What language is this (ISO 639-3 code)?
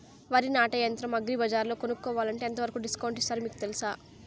tel